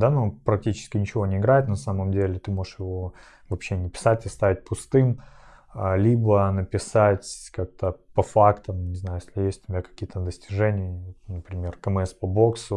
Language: Russian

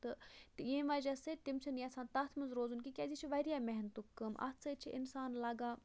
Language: Kashmiri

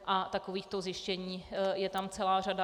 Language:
Czech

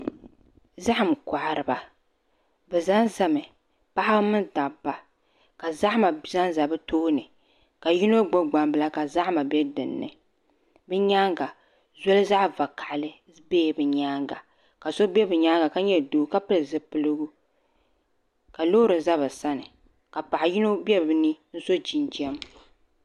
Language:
Dagbani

